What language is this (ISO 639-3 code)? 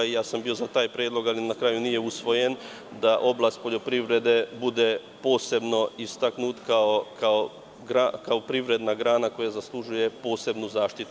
srp